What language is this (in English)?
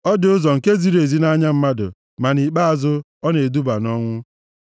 Igbo